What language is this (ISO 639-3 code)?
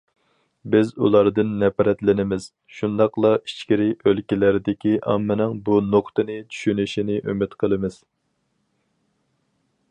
uig